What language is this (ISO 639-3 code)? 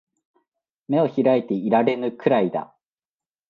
jpn